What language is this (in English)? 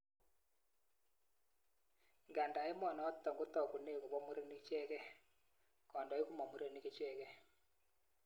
Kalenjin